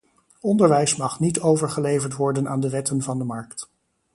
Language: Dutch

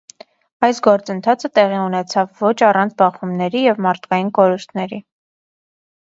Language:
Armenian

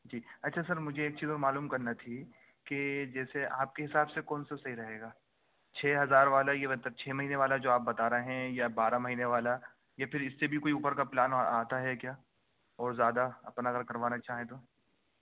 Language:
Urdu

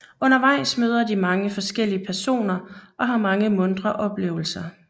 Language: Danish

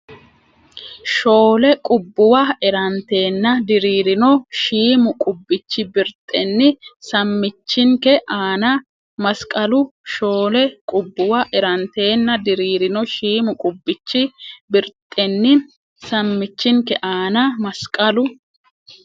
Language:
Sidamo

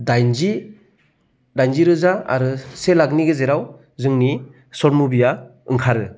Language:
Bodo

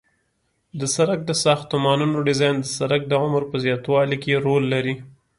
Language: Pashto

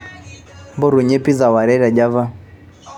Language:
Masai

